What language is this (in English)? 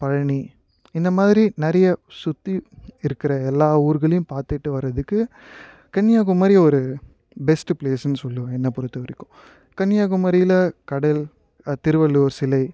Tamil